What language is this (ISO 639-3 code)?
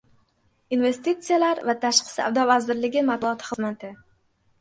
uzb